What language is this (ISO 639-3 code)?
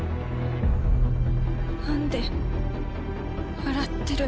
jpn